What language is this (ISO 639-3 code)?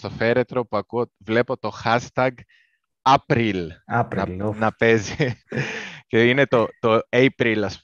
ell